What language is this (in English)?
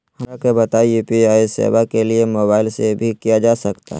Magahi